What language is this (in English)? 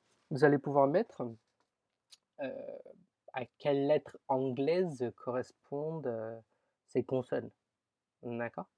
French